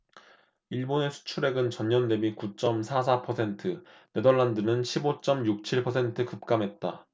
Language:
Korean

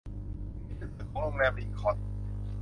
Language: Thai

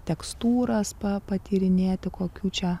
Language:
Lithuanian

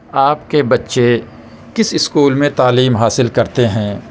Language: Urdu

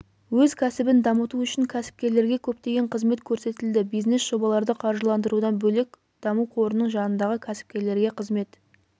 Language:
Kazakh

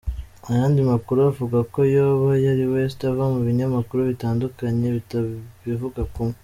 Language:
Kinyarwanda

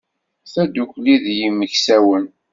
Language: Kabyle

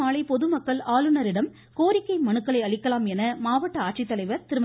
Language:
Tamil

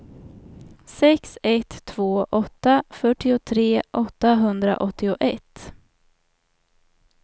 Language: Swedish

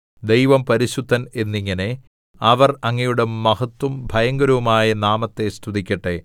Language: Malayalam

